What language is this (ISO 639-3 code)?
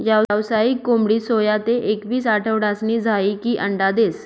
mar